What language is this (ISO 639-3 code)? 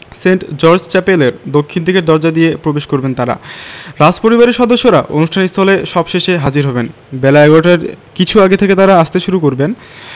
ben